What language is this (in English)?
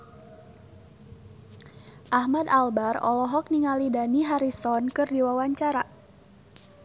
Sundanese